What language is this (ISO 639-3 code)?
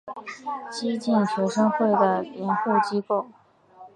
zho